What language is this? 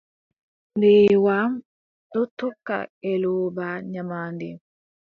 Adamawa Fulfulde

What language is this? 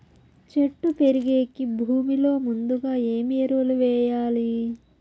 Telugu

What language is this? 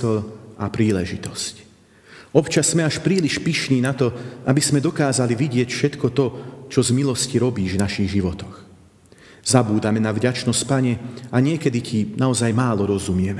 Slovak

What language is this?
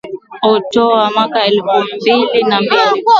Swahili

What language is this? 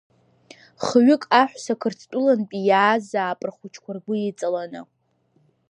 Abkhazian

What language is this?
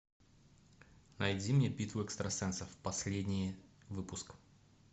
Russian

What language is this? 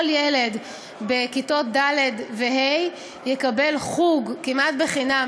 Hebrew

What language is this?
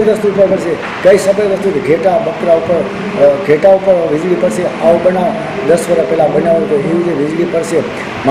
Gujarati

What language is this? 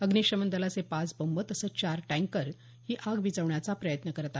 Marathi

